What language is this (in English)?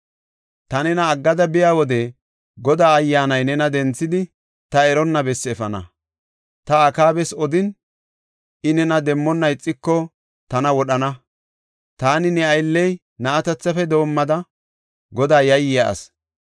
Gofa